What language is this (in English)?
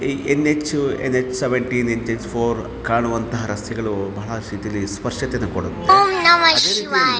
Kannada